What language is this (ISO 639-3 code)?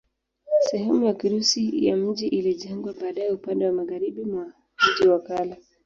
swa